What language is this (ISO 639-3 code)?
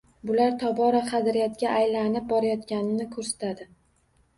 uzb